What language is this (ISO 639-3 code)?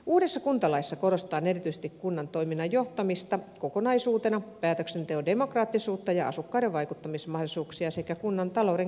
fin